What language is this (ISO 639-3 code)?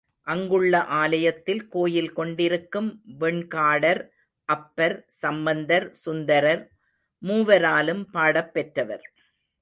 tam